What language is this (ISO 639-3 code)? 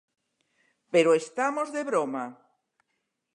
glg